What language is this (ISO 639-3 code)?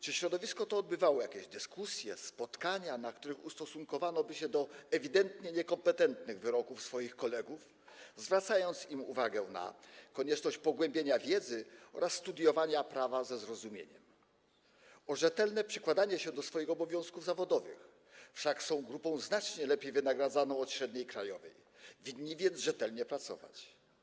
pol